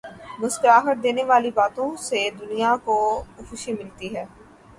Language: Urdu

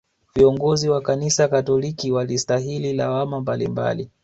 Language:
Swahili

